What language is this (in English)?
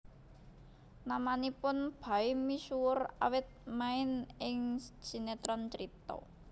Javanese